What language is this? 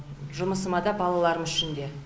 Kazakh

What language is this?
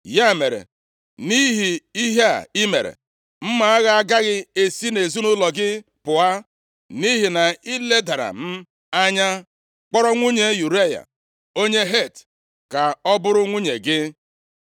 Igbo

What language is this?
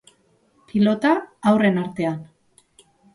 Basque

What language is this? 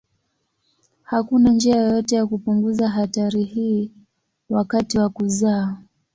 Swahili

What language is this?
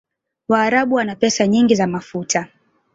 Swahili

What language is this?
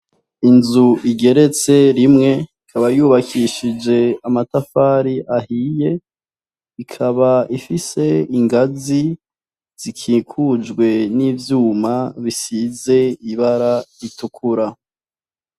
Rundi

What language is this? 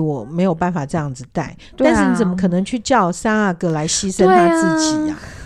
Chinese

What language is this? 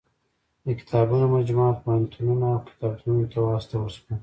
Pashto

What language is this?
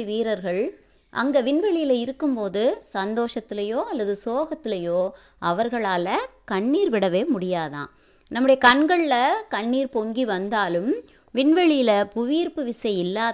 Tamil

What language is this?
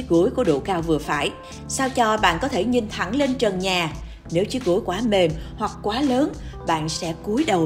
Vietnamese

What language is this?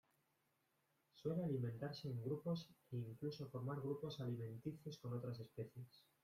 Spanish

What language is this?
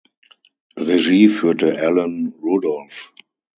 German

